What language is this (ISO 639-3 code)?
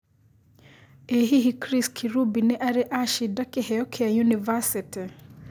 kik